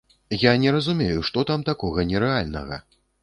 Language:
Belarusian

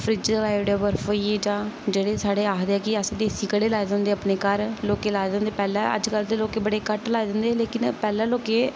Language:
Dogri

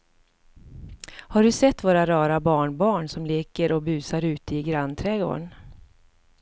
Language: Swedish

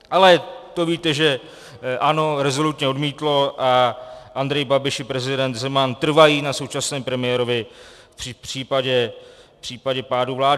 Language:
Czech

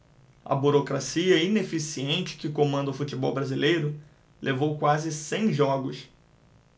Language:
Portuguese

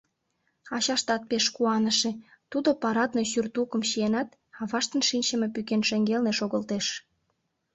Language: Mari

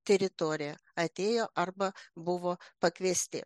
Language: Lithuanian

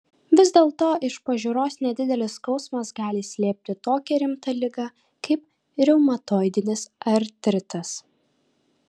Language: Lithuanian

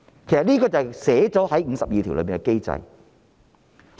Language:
Cantonese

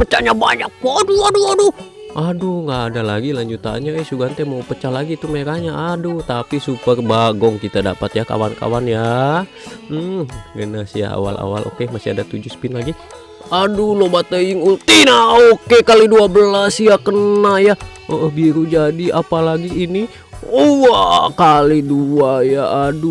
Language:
Indonesian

